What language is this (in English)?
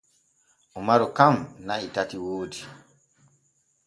Borgu Fulfulde